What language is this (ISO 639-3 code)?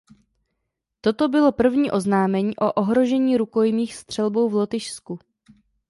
ces